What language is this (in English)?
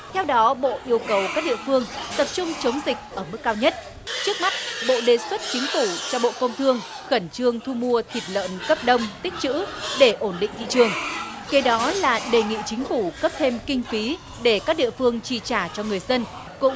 Vietnamese